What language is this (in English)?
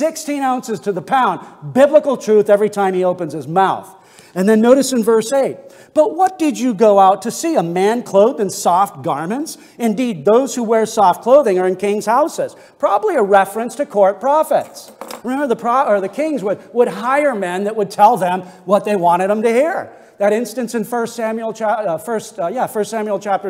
English